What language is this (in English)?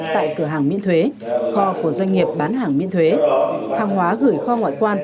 Vietnamese